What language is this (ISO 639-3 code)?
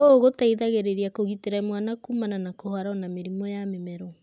kik